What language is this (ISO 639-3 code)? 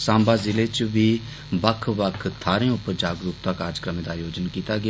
doi